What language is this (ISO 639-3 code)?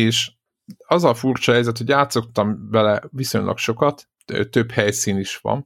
hun